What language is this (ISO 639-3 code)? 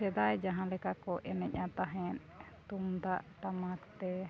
sat